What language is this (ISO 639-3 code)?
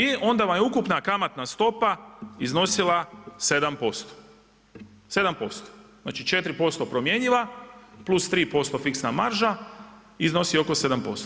hrv